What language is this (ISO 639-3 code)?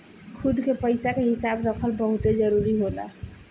bho